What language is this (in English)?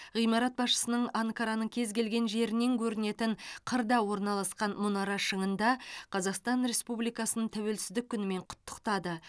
Kazakh